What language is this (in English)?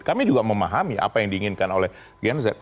Indonesian